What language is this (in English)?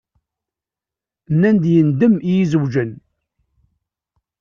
Kabyle